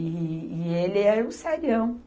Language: Portuguese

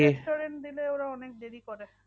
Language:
Bangla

